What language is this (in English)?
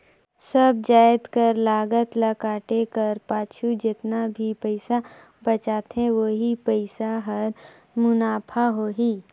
Chhattisgarhi